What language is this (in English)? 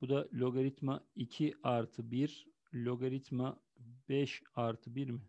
Turkish